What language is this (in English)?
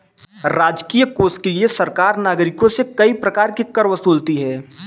Hindi